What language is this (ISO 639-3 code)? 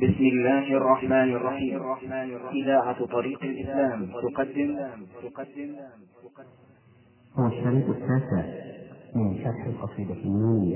ara